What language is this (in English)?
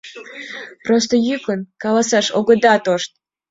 Mari